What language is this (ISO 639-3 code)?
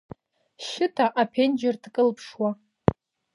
abk